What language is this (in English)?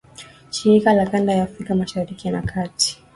Swahili